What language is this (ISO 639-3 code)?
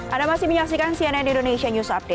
ind